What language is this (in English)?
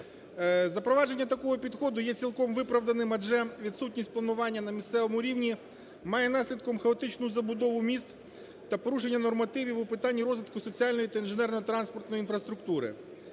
Ukrainian